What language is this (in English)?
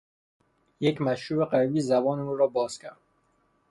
Persian